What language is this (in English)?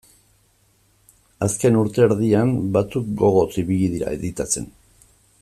Basque